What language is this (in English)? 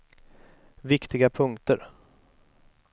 Swedish